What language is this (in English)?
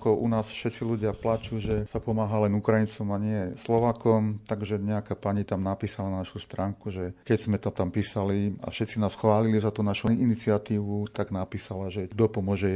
Slovak